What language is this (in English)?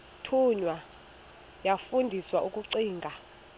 Xhosa